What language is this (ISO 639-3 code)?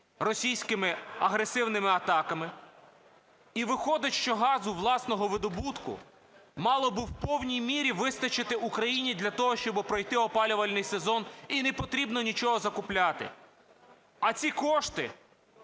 ukr